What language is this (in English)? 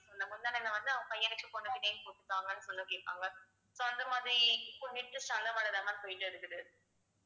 Tamil